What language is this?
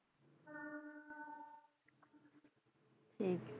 Punjabi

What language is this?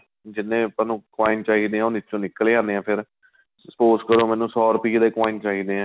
Punjabi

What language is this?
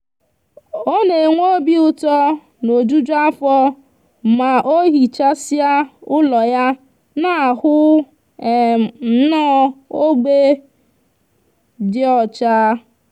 Igbo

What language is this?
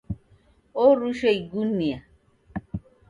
Taita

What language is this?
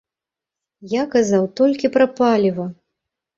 Belarusian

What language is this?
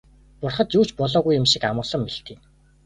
Mongolian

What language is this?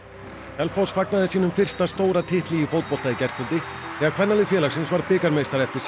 Icelandic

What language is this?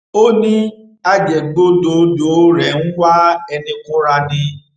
Yoruba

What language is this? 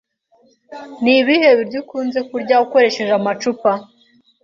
Kinyarwanda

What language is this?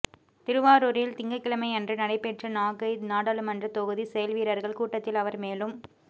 Tamil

